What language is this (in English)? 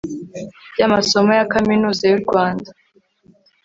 Kinyarwanda